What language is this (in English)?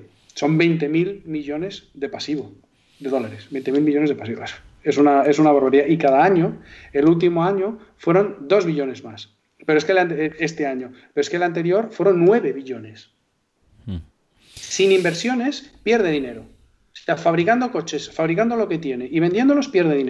Spanish